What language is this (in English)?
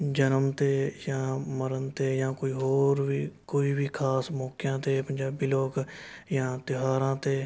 Punjabi